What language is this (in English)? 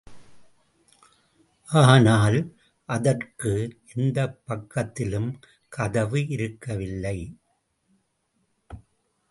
Tamil